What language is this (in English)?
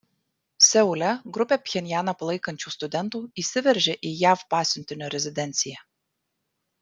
Lithuanian